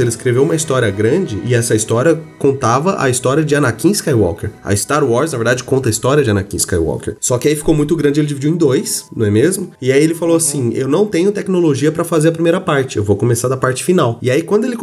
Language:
Portuguese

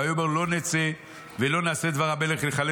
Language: Hebrew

